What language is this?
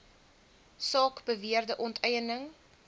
Afrikaans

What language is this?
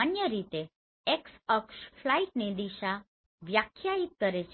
Gujarati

